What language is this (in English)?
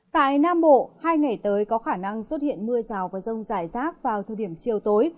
Vietnamese